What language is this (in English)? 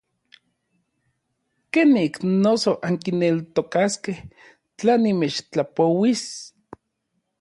Orizaba Nahuatl